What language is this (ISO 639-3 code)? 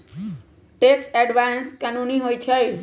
mag